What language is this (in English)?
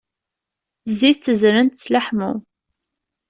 Kabyle